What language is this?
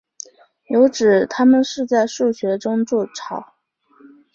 Chinese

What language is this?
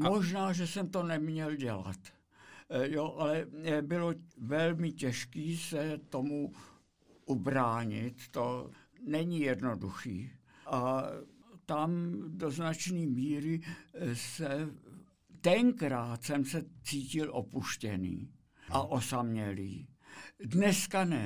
Czech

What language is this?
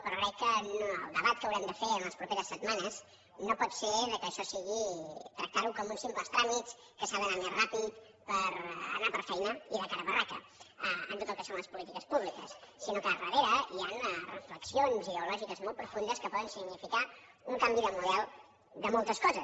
Catalan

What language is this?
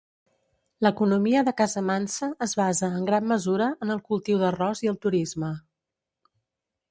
Catalan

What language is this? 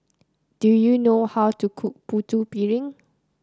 English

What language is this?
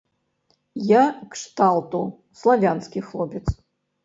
Belarusian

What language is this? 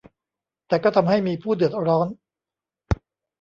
Thai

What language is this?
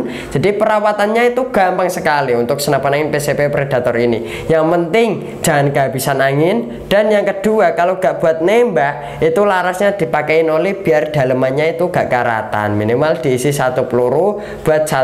Indonesian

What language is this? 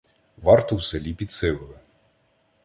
Ukrainian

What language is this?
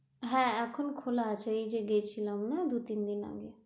Bangla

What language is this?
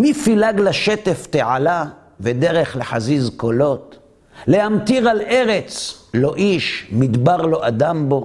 Hebrew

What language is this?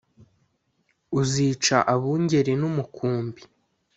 Kinyarwanda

